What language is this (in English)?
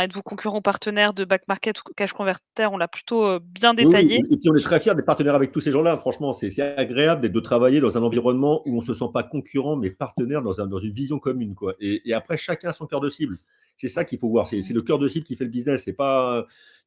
French